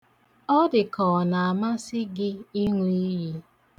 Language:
Igbo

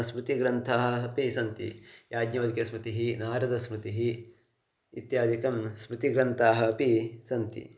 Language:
Sanskrit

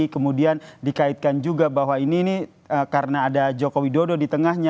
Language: Indonesian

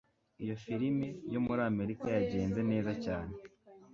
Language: Kinyarwanda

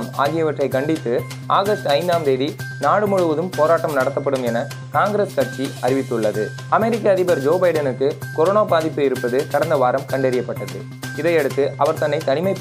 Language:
Tamil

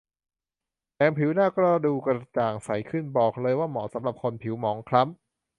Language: Thai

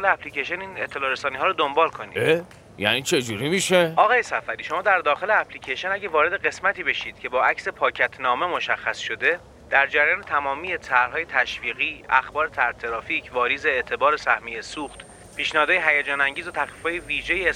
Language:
Persian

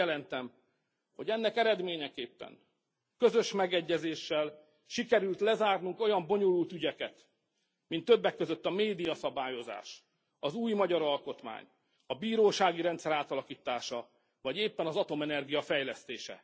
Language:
Hungarian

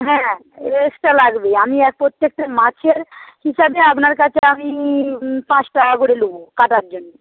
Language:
Bangla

